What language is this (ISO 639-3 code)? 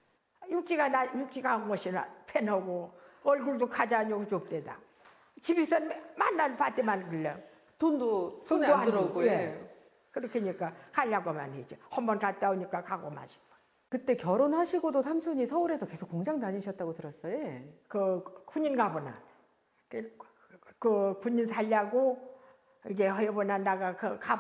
kor